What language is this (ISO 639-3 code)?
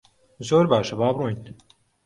ckb